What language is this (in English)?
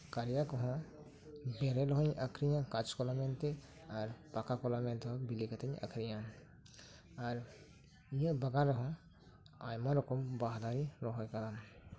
Santali